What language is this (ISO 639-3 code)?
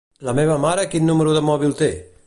cat